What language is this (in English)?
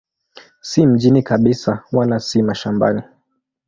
Swahili